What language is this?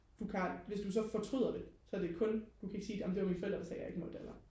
Danish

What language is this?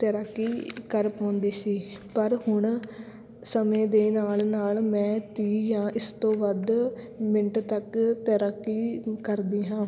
Punjabi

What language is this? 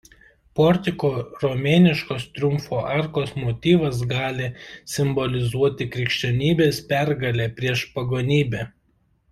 Lithuanian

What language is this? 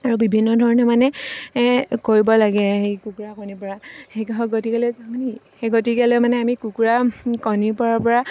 Assamese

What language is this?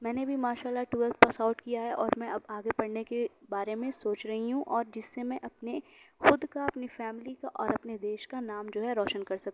Urdu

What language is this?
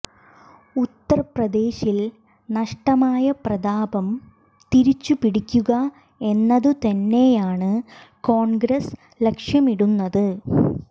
Malayalam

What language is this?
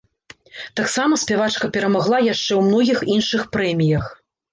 Belarusian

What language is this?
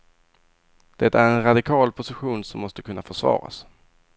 Swedish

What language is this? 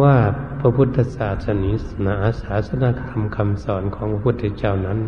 Thai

